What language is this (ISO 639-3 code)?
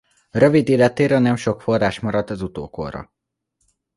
hun